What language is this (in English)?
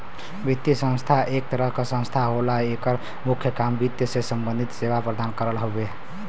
Bhojpuri